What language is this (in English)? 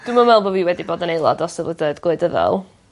Welsh